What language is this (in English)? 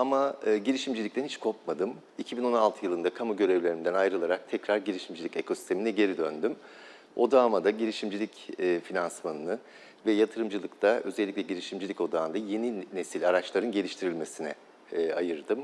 Turkish